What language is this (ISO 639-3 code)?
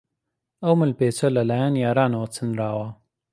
ckb